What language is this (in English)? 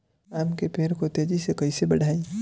Bhojpuri